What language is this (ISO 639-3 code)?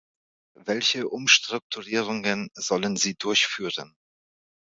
deu